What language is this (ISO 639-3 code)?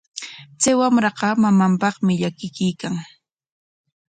qwa